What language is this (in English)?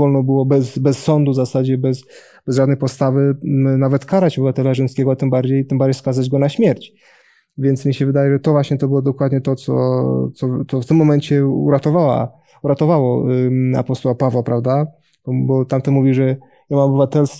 Polish